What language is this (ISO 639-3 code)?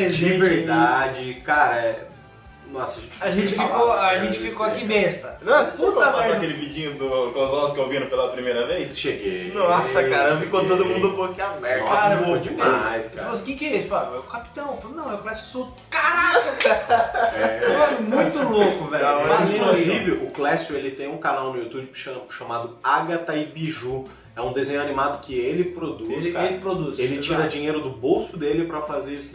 por